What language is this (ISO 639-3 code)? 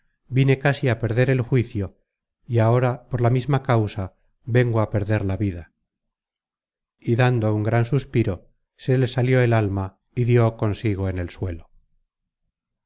spa